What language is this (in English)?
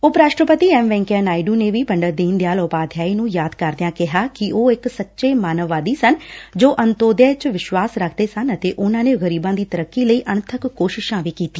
Punjabi